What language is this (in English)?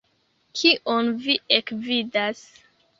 Esperanto